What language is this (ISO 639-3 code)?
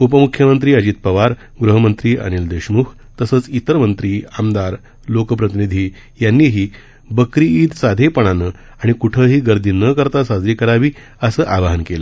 mar